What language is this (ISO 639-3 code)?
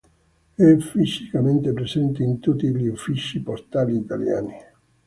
ita